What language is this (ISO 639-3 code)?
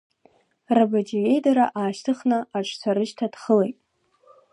abk